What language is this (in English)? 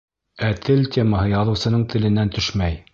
Bashkir